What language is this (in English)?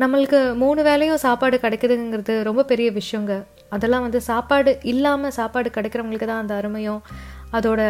Tamil